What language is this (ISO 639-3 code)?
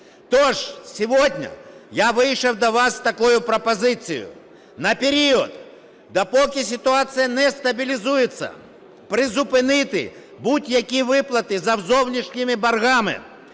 ukr